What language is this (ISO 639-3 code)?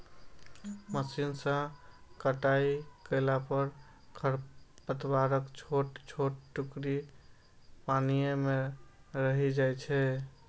mai